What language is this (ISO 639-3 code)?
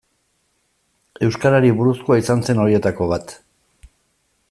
eus